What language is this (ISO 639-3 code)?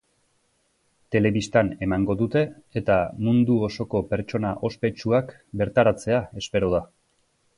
eus